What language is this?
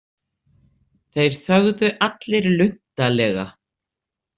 Icelandic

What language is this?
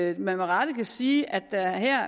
Danish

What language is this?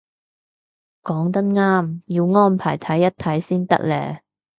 Cantonese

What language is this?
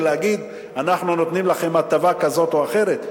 Hebrew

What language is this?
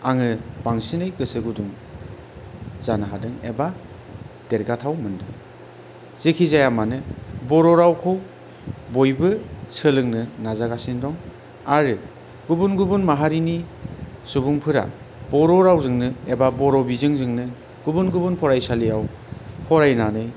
Bodo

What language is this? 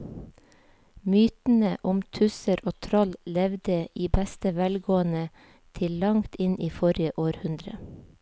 Norwegian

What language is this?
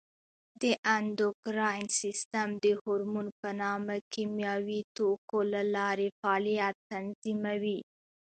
Pashto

